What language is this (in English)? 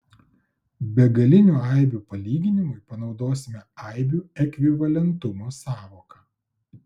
Lithuanian